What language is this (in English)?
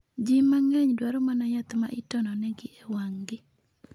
Luo (Kenya and Tanzania)